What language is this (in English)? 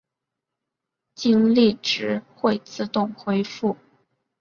Chinese